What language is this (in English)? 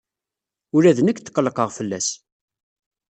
Kabyle